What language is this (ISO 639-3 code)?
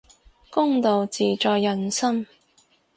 yue